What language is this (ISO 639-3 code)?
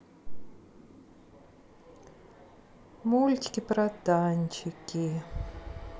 rus